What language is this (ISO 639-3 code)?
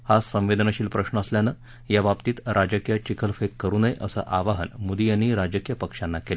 mar